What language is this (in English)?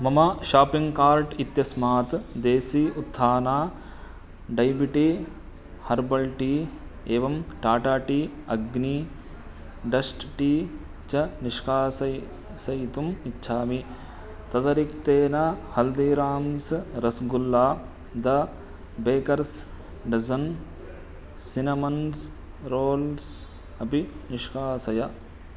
Sanskrit